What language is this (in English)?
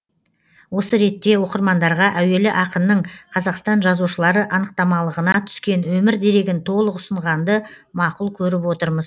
Kazakh